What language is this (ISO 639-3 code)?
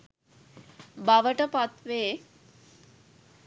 sin